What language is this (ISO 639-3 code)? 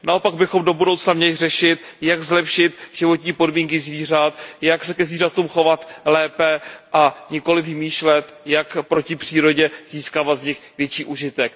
ces